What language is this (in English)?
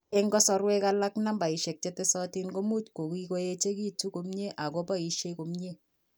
Kalenjin